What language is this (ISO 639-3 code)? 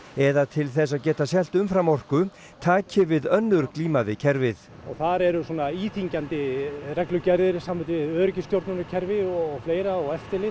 isl